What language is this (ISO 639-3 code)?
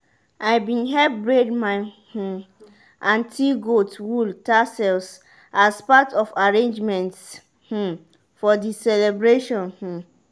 pcm